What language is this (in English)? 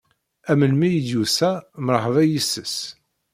Kabyle